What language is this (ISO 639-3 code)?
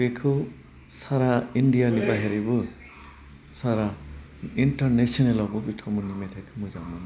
brx